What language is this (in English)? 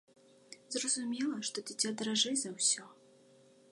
Belarusian